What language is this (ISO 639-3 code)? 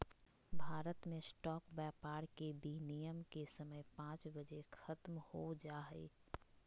mag